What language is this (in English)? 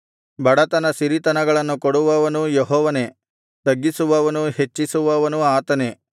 Kannada